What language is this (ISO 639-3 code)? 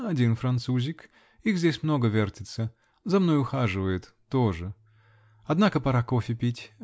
rus